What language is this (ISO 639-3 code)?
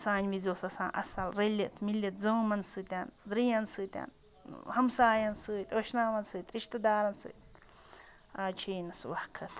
kas